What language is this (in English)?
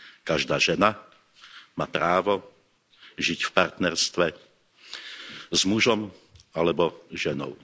Slovak